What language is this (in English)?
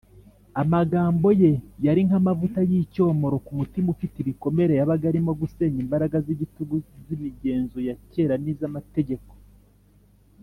Kinyarwanda